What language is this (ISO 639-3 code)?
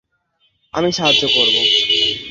ben